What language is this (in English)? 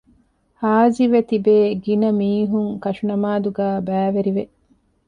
Divehi